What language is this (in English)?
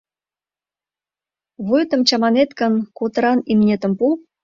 Mari